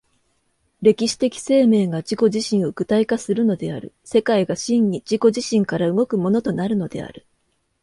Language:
Japanese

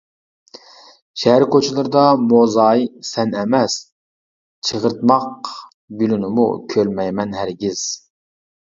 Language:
Uyghur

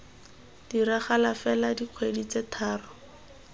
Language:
Tswana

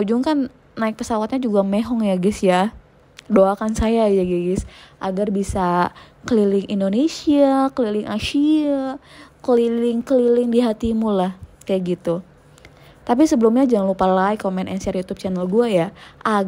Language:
Indonesian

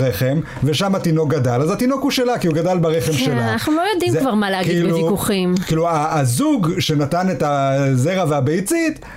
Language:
Hebrew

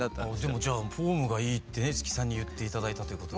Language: Japanese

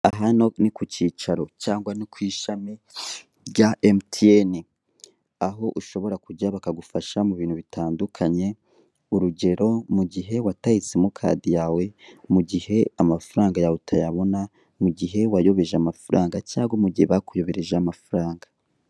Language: Kinyarwanda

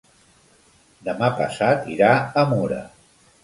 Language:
Catalan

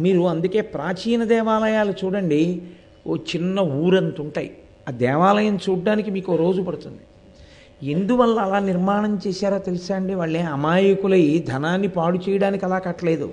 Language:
Telugu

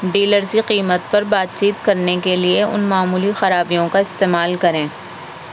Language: Urdu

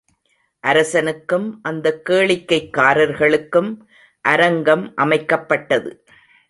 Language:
Tamil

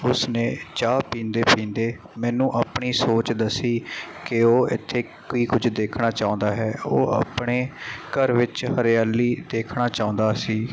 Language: Punjabi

